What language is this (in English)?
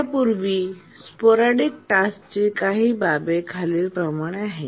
Marathi